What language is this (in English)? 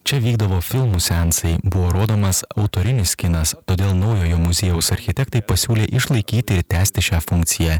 Lithuanian